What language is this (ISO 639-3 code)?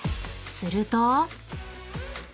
jpn